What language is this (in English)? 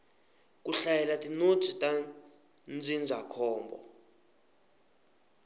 Tsonga